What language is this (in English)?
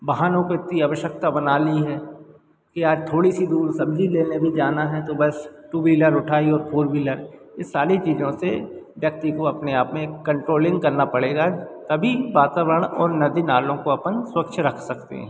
Hindi